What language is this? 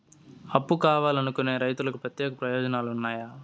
Telugu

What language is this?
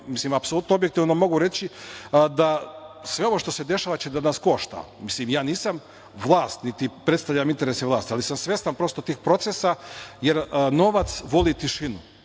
Serbian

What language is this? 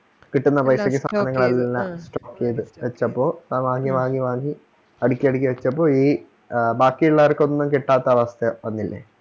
Malayalam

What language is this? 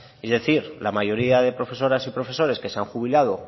Spanish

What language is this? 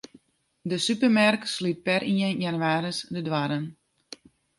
Western Frisian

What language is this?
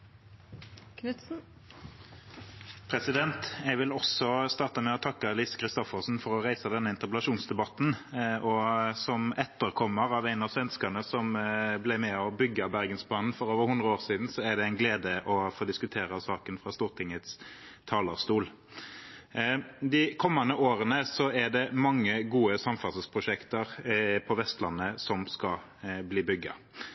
Norwegian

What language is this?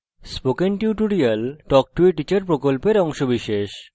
Bangla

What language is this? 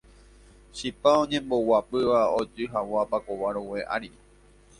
Guarani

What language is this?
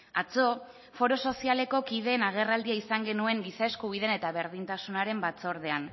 Basque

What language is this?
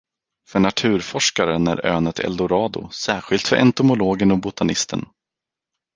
Swedish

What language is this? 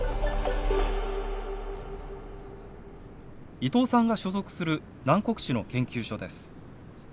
Japanese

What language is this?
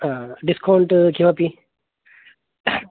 Sanskrit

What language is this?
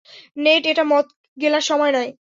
Bangla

